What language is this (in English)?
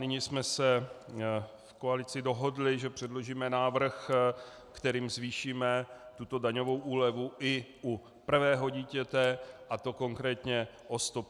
Czech